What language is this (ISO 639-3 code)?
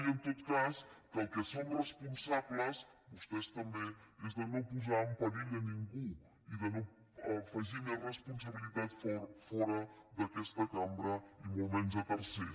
cat